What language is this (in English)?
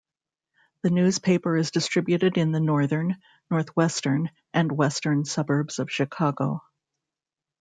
English